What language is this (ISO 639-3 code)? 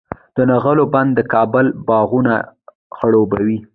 pus